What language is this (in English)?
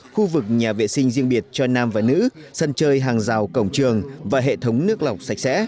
Vietnamese